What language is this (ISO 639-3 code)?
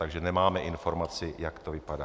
ces